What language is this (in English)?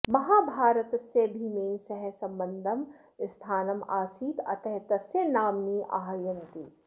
Sanskrit